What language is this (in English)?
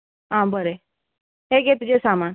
Konkani